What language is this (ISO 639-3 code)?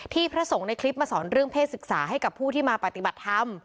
tha